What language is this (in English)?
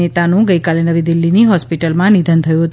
Gujarati